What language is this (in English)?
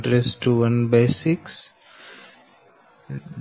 Gujarati